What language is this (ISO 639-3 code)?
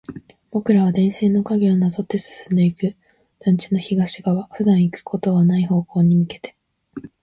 jpn